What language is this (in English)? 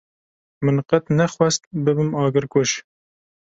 Kurdish